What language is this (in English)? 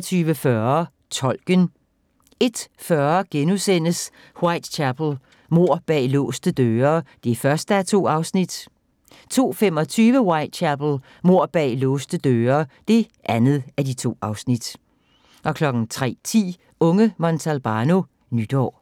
Danish